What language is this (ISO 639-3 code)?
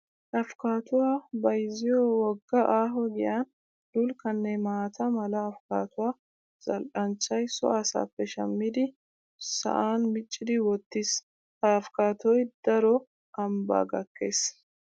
wal